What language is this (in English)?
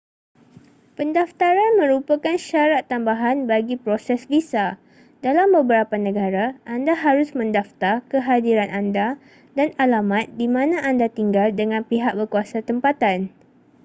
Malay